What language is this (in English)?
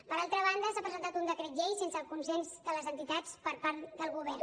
Catalan